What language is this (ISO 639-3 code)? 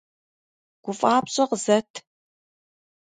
kbd